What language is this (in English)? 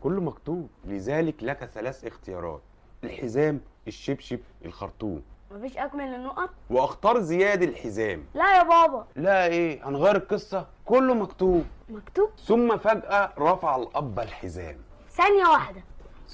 Arabic